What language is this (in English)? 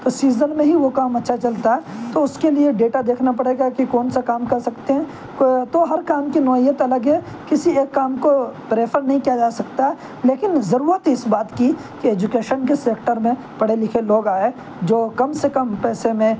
Urdu